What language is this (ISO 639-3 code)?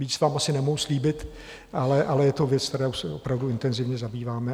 ces